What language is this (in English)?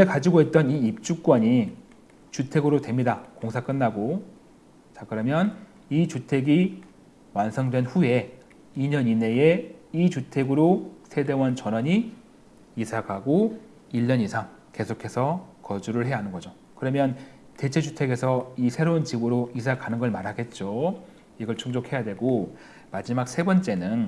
Korean